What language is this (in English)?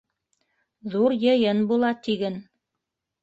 Bashkir